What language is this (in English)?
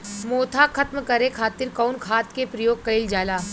Bhojpuri